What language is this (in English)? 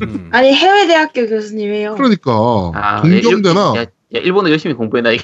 Korean